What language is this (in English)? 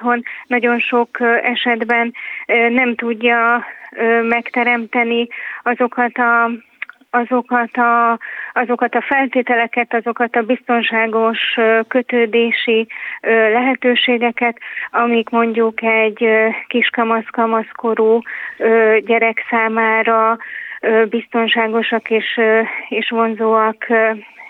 Hungarian